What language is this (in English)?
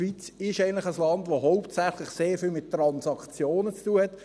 Swiss German